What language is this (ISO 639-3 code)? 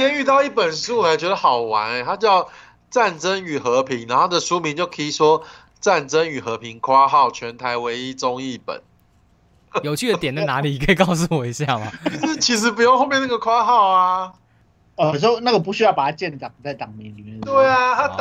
zho